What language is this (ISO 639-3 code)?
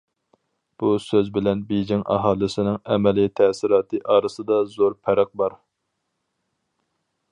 uig